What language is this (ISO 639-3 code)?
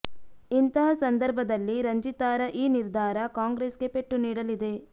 kan